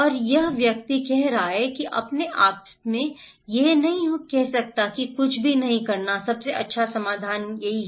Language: Hindi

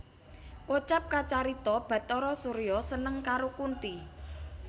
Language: Javanese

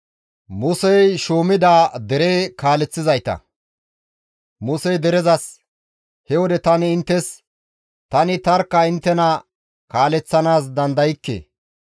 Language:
Gamo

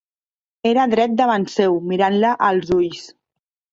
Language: Catalan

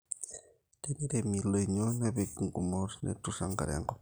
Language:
Masai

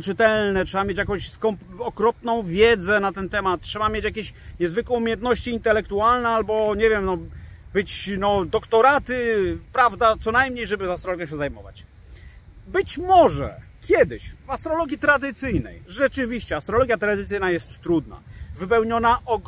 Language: Polish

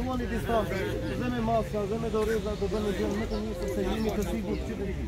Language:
Romanian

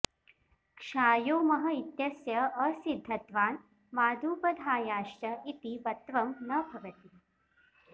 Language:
Sanskrit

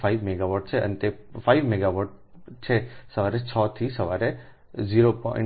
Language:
Gujarati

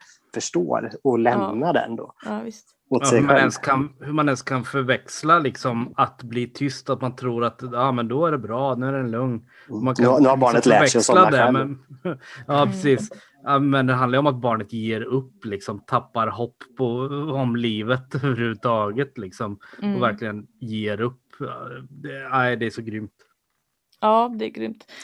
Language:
Swedish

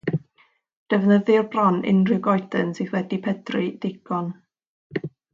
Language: Welsh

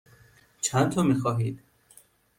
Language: Persian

